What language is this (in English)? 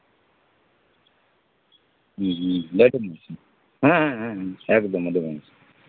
Santali